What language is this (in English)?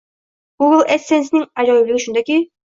Uzbek